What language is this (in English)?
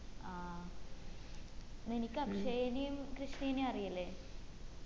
Malayalam